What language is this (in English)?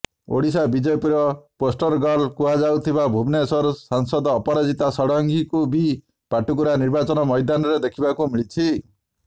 Odia